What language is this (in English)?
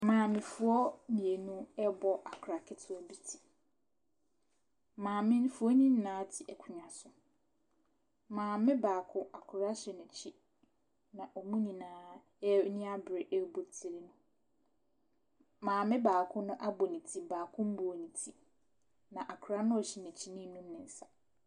Akan